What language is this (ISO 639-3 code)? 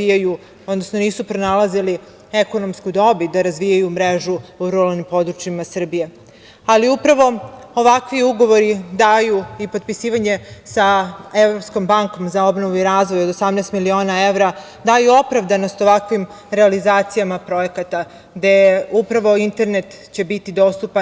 srp